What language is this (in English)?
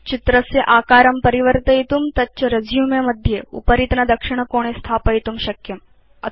Sanskrit